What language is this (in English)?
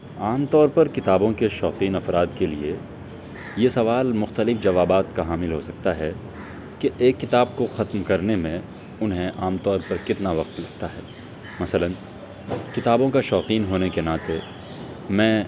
Urdu